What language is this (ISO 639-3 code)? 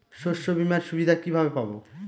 ben